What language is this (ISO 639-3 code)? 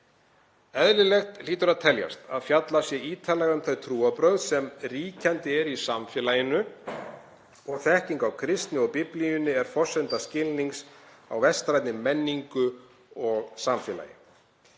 isl